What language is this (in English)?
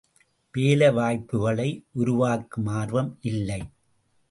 Tamil